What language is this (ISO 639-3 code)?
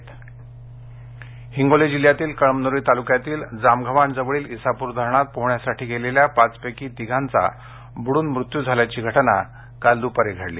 mar